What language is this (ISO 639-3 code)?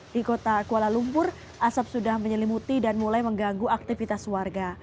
ind